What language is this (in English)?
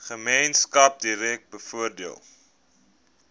Afrikaans